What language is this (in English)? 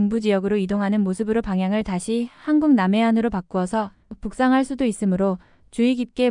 Korean